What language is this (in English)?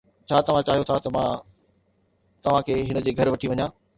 Sindhi